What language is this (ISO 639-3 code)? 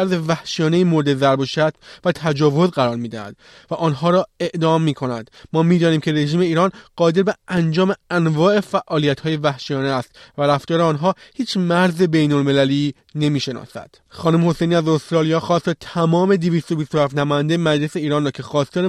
fas